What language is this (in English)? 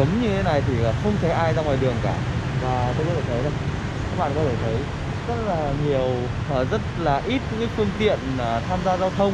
Vietnamese